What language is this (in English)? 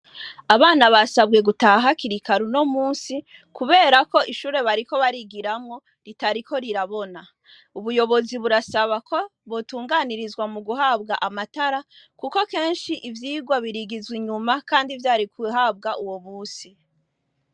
Rundi